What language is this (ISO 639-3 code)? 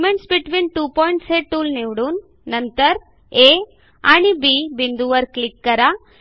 mar